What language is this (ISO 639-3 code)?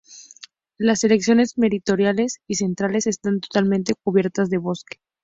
spa